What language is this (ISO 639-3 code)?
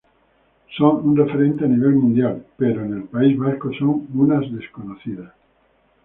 spa